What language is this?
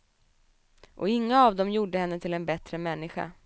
Swedish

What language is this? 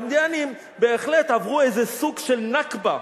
Hebrew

